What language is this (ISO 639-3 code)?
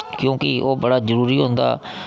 doi